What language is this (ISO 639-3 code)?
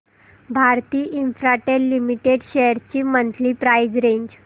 mar